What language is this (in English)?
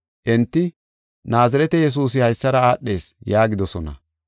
Gofa